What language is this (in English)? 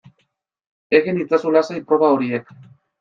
Basque